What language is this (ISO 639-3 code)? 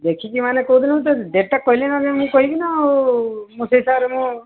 ori